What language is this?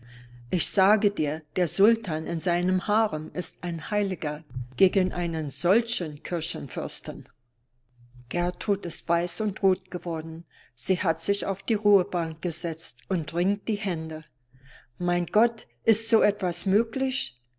German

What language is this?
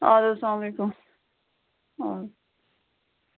Kashmiri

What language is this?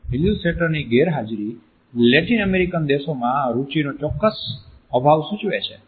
Gujarati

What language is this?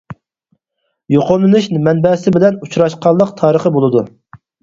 Uyghur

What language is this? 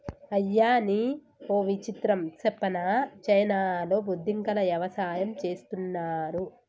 Telugu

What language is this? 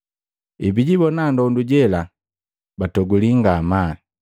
Matengo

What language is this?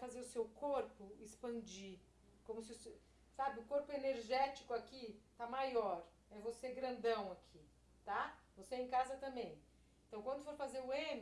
Portuguese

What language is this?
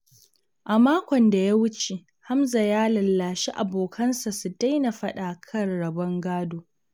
Hausa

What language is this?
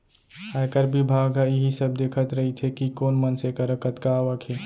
Chhattisgarhi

